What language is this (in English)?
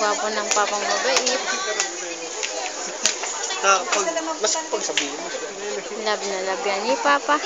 Filipino